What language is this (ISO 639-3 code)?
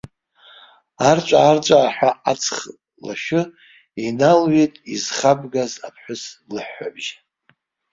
abk